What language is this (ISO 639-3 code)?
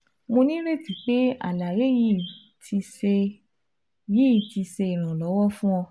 yor